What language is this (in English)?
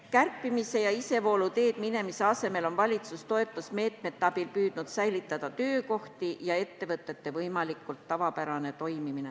Estonian